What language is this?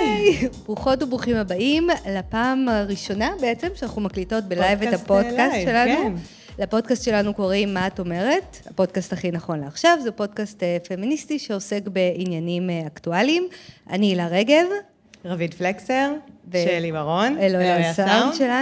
Hebrew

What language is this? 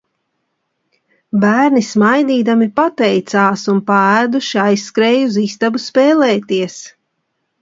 Latvian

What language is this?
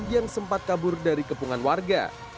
Indonesian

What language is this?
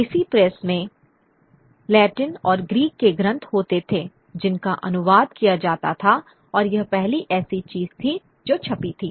Hindi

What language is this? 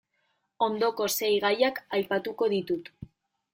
Basque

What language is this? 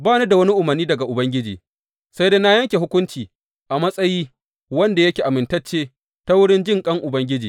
Hausa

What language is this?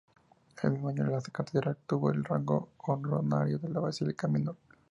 Spanish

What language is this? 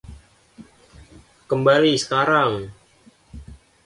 Indonesian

